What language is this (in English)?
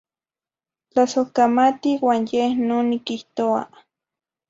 Zacatlán-Ahuacatlán-Tepetzintla Nahuatl